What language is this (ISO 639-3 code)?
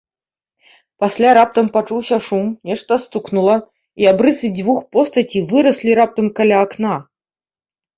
bel